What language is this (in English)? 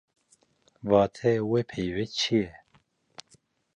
Kurdish